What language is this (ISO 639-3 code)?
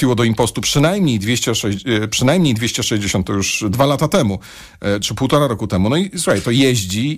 pol